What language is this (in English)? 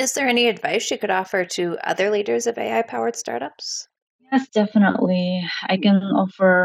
English